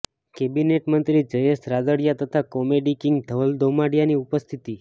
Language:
Gujarati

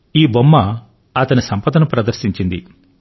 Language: Telugu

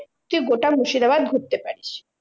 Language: Bangla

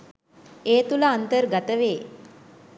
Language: Sinhala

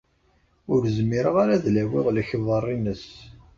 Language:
Kabyle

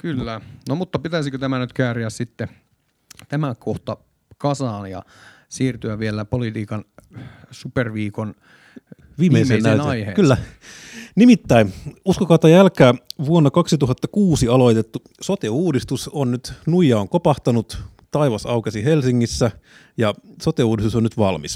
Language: Finnish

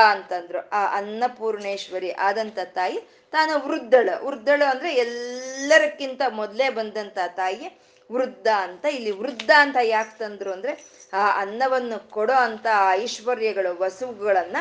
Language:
Kannada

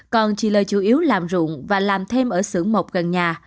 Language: Vietnamese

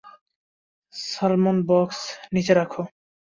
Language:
Bangla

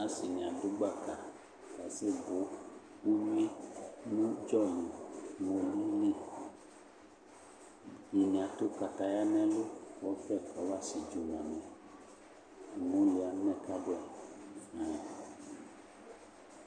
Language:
Ikposo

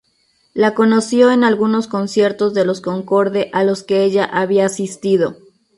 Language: Spanish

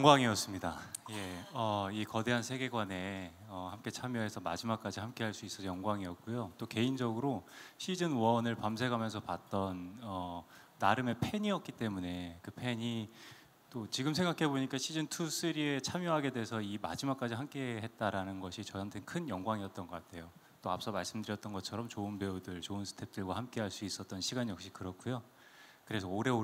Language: Korean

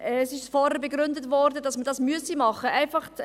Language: Swiss German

